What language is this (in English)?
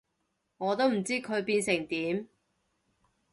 Cantonese